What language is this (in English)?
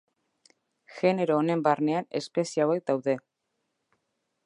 Basque